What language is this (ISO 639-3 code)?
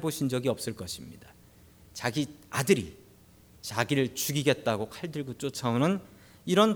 kor